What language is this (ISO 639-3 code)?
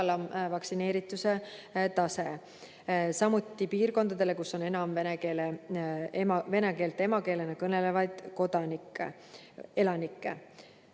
est